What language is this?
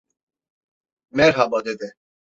Turkish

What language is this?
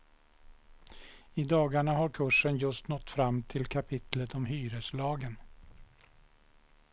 Swedish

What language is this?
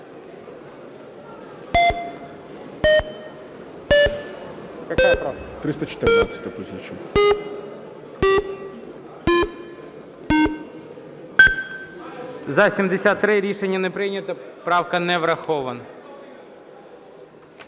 Ukrainian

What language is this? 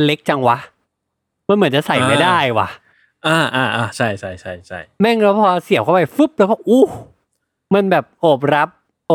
Thai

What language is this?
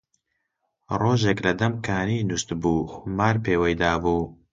Central Kurdish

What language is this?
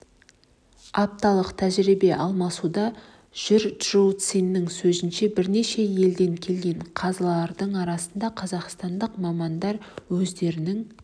Kazakh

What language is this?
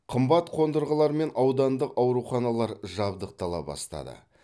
Kazakh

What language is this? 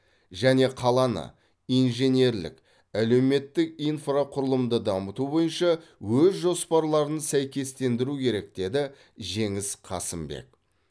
Kazakh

